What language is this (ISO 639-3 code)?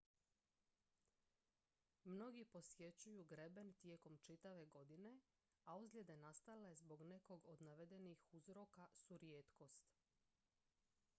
hrv